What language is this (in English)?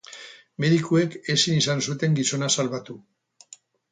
Basque